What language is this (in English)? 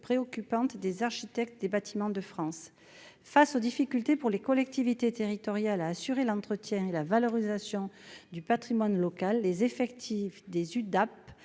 French